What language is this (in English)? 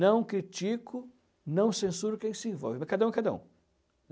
Portuguese